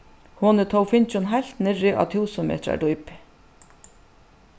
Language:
Faroese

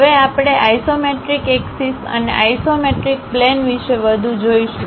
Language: Gujarati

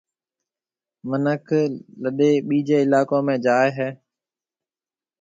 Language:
Marwari (Pakistan)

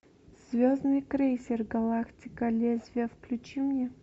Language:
Russian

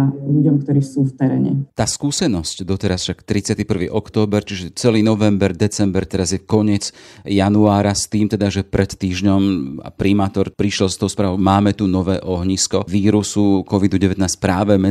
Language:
Slovak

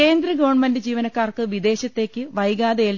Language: Malayalam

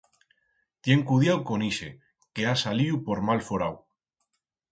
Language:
Aragonese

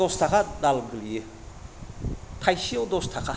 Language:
Bodo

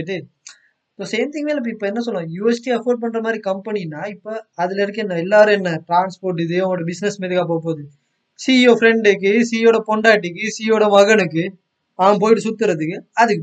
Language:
Tamil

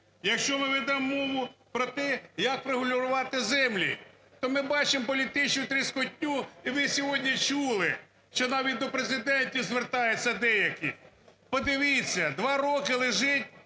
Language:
Ukrainian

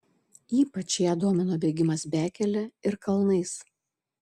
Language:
Lithuanian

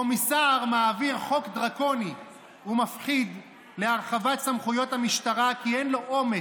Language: Hebrew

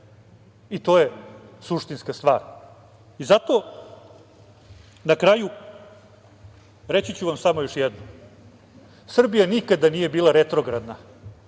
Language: Serbian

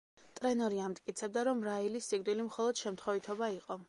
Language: Georgian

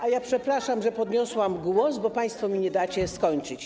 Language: Polish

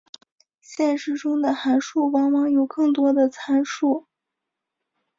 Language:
Chinese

